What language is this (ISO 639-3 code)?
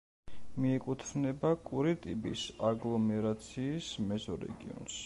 kat